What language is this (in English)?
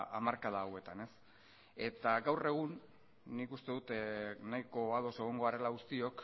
Basque